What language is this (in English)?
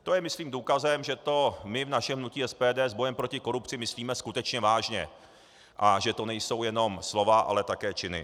Czech